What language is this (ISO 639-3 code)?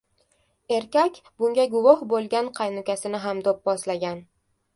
uzb